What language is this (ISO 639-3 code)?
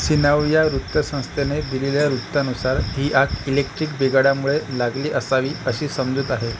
mar